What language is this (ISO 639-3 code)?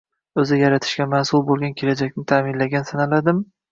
uzb